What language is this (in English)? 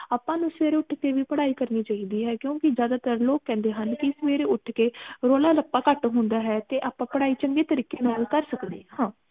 Punjabi